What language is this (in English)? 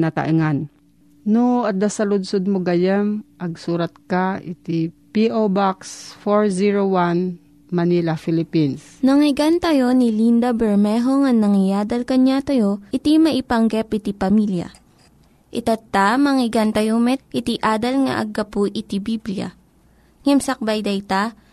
Filipino